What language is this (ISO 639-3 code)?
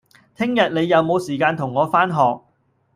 yue